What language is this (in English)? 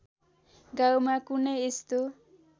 Nepali